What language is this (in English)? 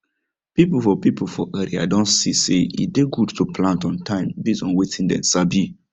Nigerian Pidgin